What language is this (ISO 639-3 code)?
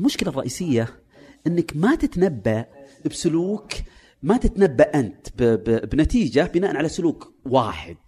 ara